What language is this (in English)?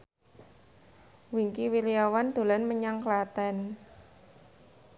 Javanese